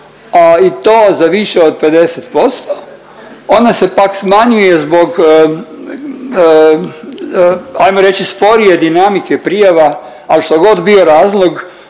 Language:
Croatian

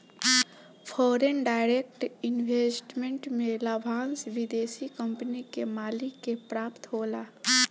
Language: Bhojpuri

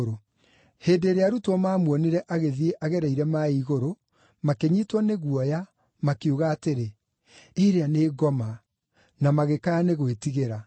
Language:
Kikuyu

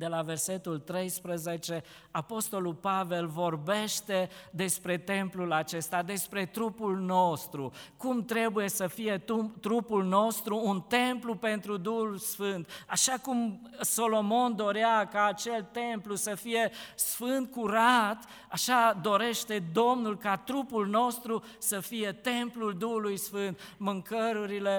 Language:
Romanian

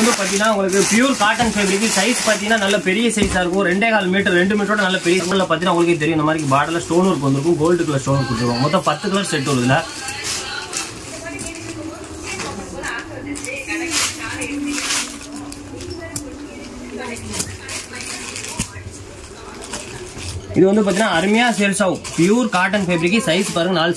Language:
Tamil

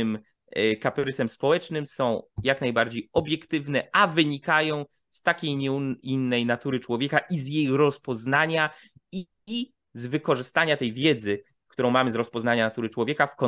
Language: Polish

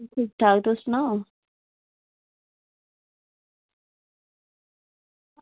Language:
Dogri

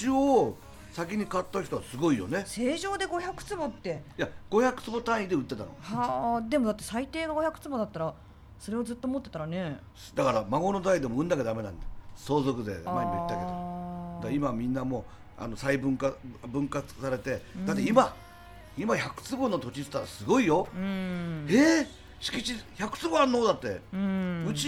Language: Japanese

